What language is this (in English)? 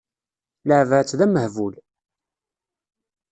Kabyle